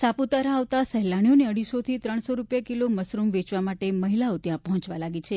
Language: Gujarati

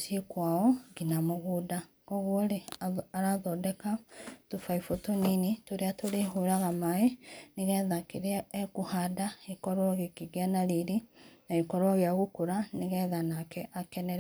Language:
Kikuyu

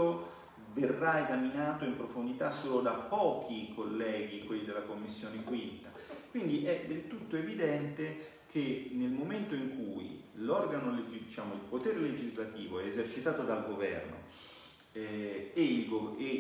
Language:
Italian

